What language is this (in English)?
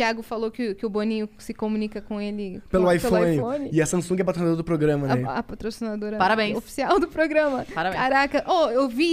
Portuguese